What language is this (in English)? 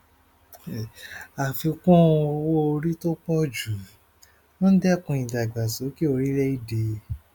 Yoruba